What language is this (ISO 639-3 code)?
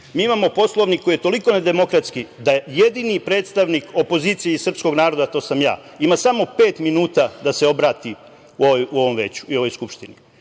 srp